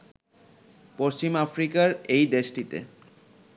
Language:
Bangla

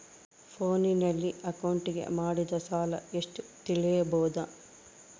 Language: Kannada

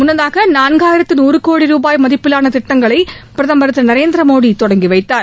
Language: Tamil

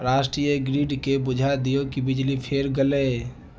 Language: Maithili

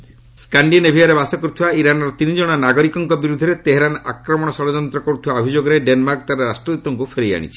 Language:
Odia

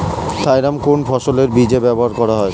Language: Bangla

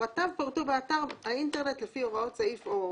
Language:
Hebrew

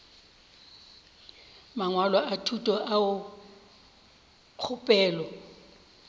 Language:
Northern Sotho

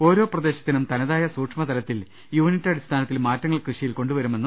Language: Malayalam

